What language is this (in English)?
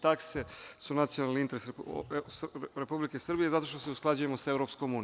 Serbian